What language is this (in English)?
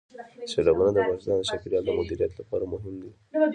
Pashto